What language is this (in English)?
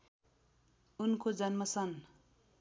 Nepali